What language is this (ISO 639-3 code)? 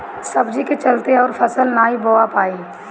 bho